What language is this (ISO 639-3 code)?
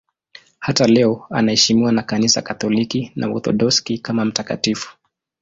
swa